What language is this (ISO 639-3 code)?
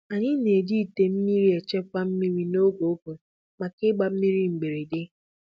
ibo